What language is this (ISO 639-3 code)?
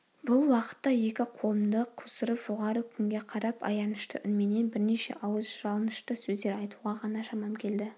kaz